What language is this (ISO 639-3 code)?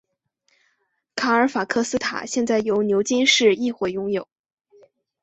zho